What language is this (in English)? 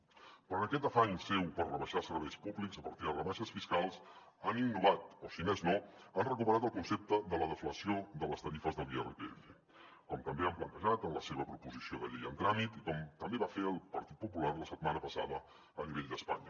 Catalan